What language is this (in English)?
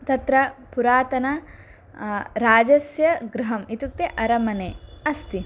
Sanskrit